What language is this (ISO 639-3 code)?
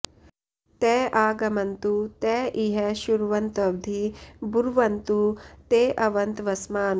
san